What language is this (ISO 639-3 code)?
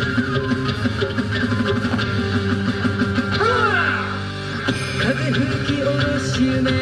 jpn